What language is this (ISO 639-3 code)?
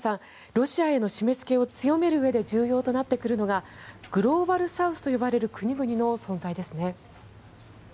jpn